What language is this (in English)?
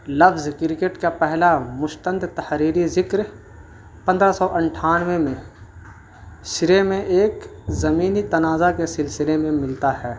Urdu